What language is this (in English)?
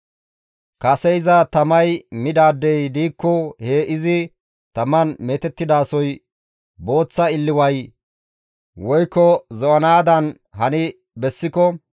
Gamo